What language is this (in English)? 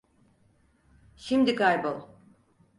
Turkish